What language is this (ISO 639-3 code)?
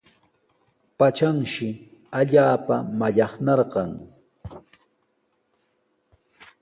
qws